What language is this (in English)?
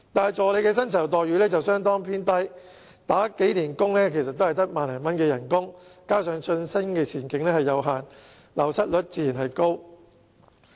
Cantonese